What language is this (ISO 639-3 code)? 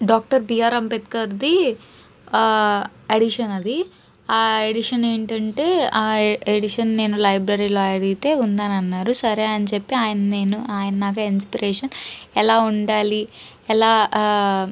tel